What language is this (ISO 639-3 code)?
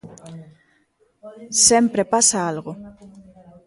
glg